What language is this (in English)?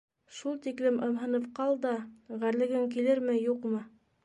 Bashkir